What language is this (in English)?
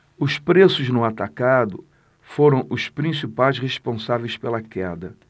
Portuguese